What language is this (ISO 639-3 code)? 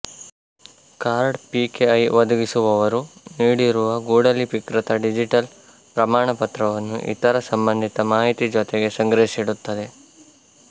kan